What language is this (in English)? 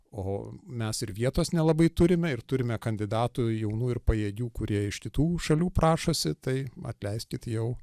Lithuanian